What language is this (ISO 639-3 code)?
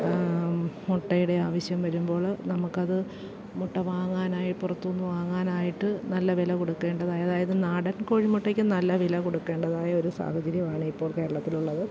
mal